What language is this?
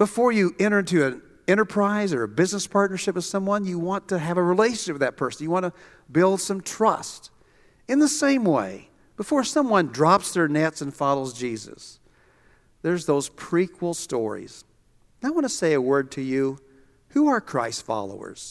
English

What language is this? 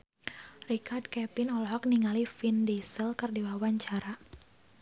Sundanese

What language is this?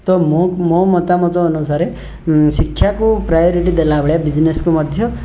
Odia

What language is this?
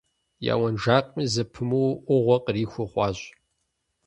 Kabardian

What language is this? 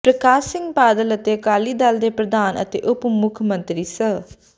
Punjabi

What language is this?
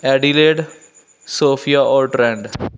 Punjabi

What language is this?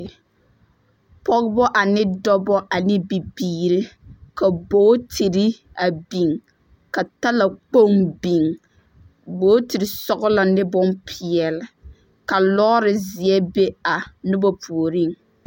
Southern Dagaare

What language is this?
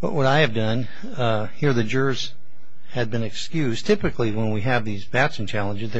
English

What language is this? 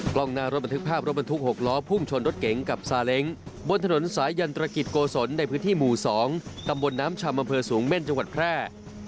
Thai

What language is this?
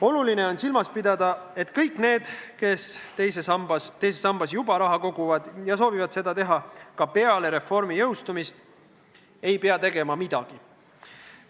Estonian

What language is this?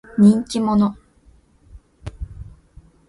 Japanese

